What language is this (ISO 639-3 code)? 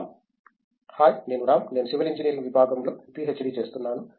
tel